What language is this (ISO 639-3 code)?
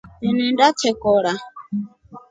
rof